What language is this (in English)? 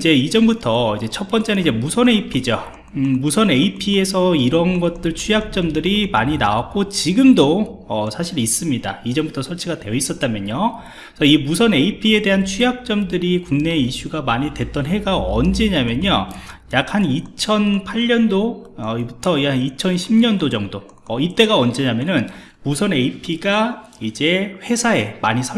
Korean